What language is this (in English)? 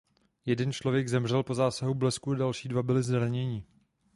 Czech